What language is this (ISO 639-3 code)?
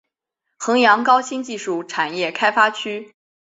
zho